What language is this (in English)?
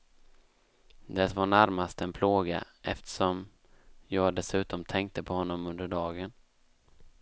Swedish